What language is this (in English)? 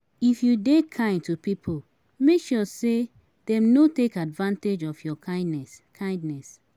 Nigerian Pidgin